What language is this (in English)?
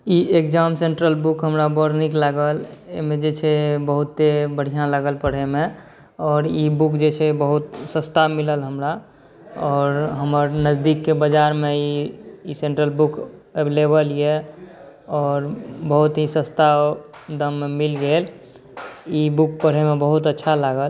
Maithili